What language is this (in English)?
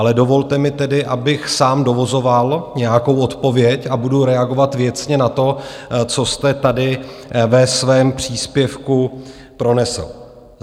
Czech